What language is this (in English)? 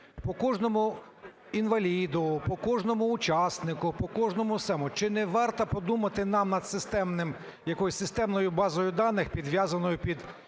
Ukrainian